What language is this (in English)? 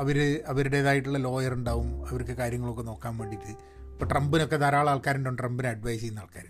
Malayalam